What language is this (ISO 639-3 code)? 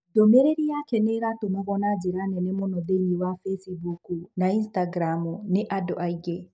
kik